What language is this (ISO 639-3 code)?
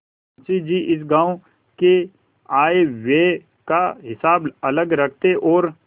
hin